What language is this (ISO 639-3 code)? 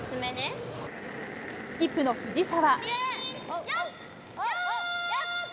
jpn